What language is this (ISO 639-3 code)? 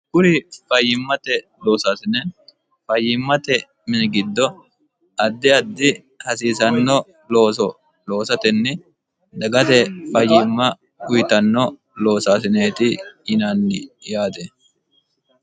sid